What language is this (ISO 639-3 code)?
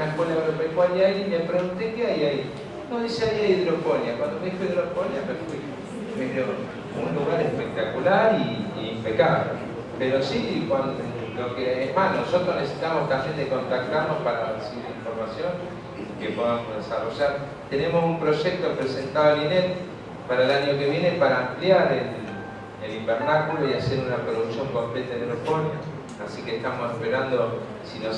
spa